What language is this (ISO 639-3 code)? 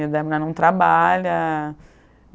por